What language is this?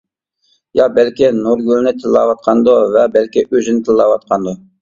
Uyghur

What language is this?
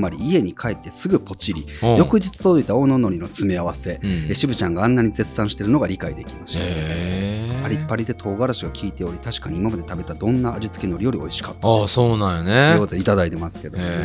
Japanese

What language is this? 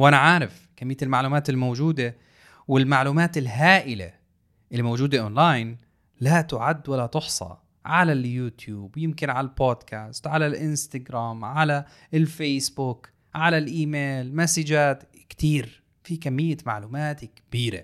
Arabic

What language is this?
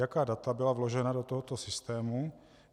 Czech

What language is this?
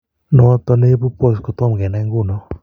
Kalenjin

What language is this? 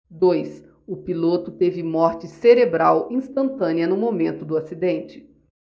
Portuguese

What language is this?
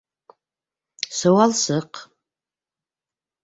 Bashkir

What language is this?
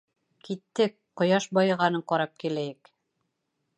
Bashkir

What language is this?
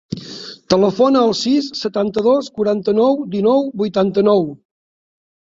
Catalan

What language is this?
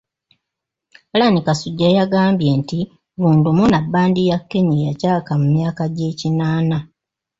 Ganda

